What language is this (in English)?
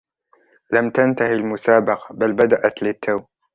Arabic